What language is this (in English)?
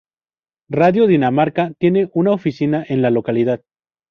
Spanish